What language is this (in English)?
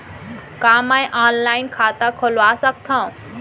Chhattisgarhi